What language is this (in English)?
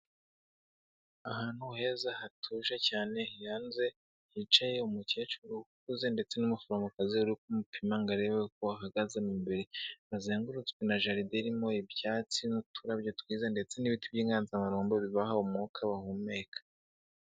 Kinyarwanda